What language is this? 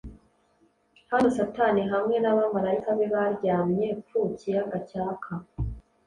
Kinyarwanda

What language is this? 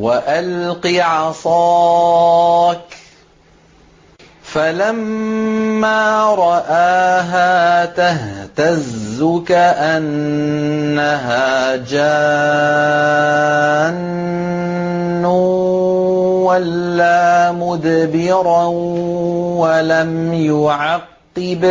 Arabic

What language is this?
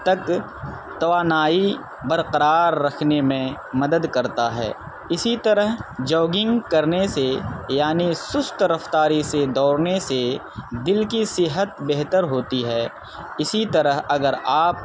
Urdu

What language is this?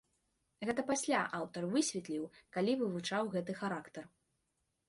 Belarusian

